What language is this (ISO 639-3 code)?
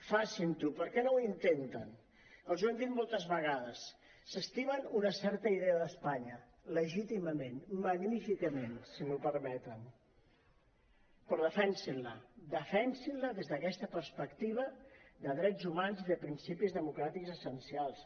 cat